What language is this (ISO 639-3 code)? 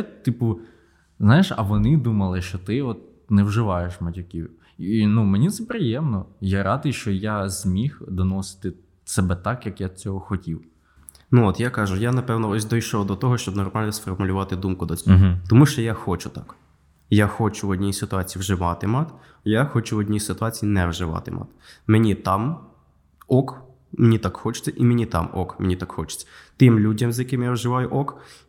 ukr